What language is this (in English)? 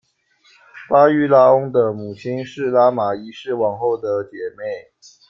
Chinese